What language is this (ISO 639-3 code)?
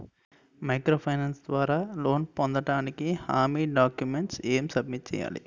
tel